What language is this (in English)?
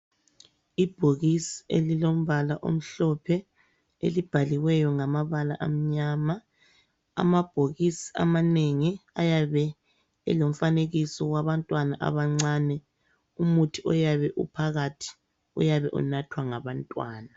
North Ndebele